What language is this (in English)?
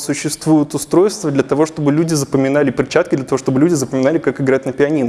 Russian